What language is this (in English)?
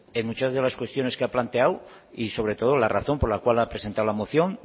Spanish